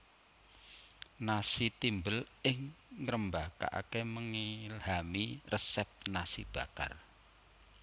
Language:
Javanese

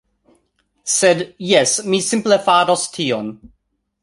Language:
Esperanto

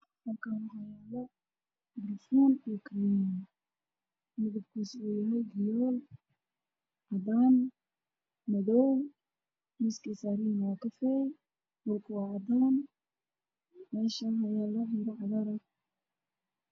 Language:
Somali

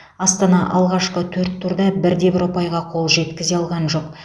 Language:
Kazakh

